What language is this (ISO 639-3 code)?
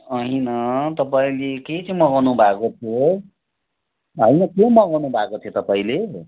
nep